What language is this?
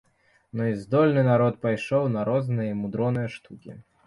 Belarusian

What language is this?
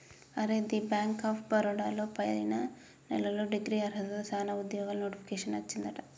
Telugu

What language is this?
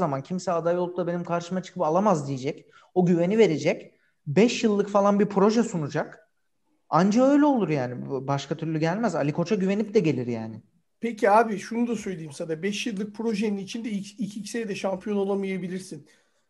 Turkish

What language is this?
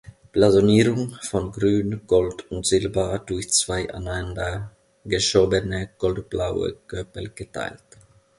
German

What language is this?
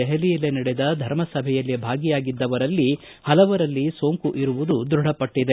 Kannada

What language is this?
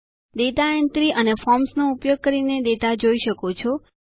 Gujarati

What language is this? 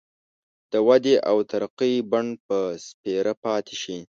Pashto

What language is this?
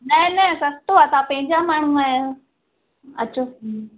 Sindhi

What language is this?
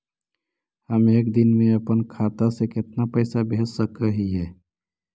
Magahi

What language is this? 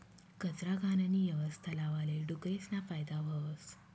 Marathi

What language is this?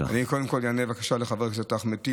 Hebrew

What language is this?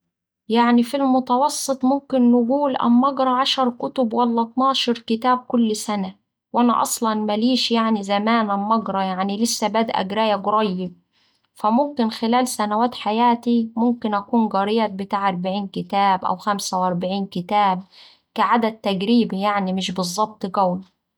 Saidi Arabic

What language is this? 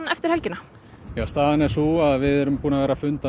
Icelandic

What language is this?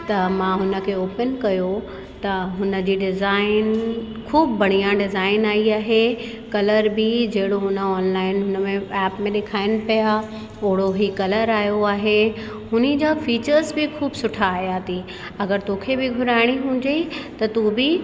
Sindhi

